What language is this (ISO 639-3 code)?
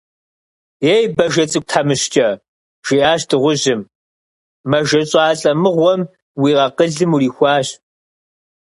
kbd